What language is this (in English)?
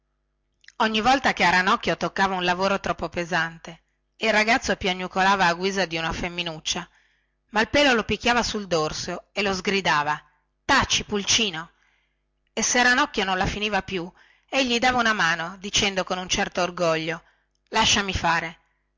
Italian